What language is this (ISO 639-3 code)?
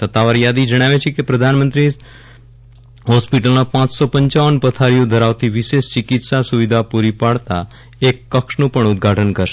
guj